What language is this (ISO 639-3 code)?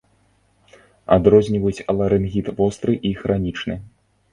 bel